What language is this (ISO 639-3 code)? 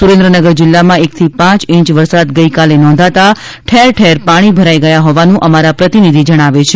guj